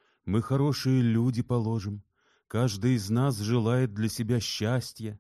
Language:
Russian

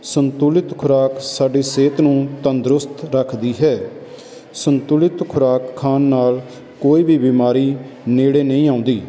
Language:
Punjabi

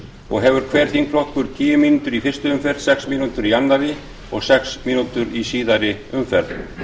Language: Icelandic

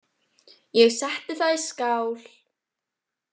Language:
Icelandic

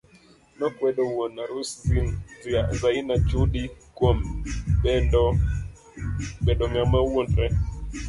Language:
Luo (Kenya and Tanzania)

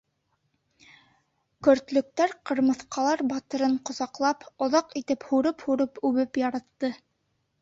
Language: Bashkir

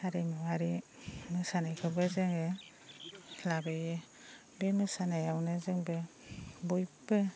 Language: Bodo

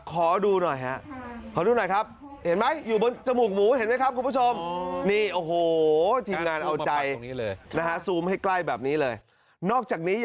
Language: Thai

